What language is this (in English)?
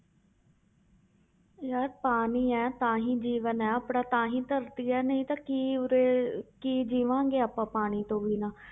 Punjabi